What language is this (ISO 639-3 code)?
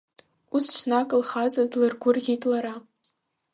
abk